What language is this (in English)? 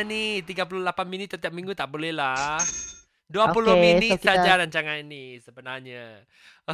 Malay